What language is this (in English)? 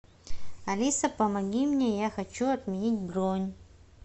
Russian